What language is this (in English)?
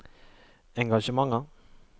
Norwegian